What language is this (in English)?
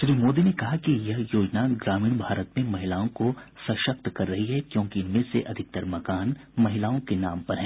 Hindi